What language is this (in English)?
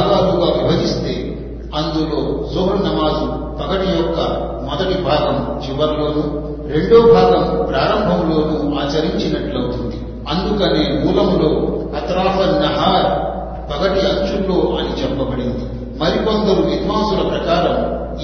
Telugu